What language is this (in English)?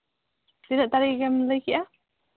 Santali